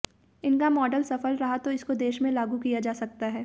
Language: Hindi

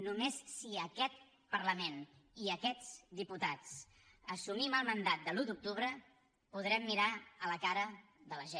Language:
Catalan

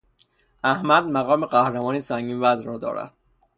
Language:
Persian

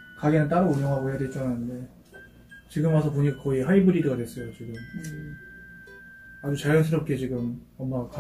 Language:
Korean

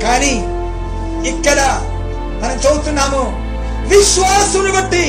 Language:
Telugu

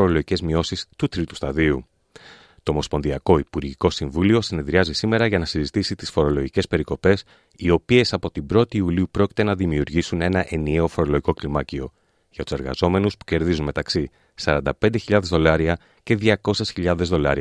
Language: Greek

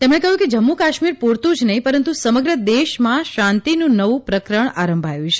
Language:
Gujarati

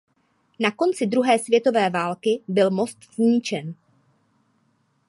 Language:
Czech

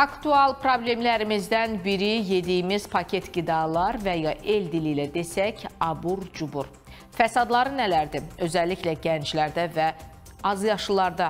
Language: Turkish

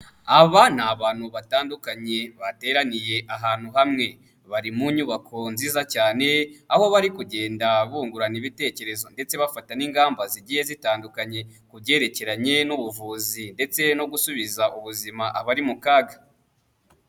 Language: Kinyarwanda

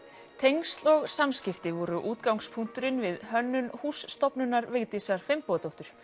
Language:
Icelandic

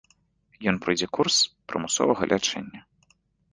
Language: Belarusian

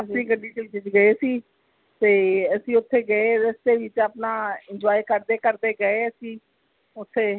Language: Punjabi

